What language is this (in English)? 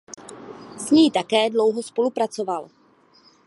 Czech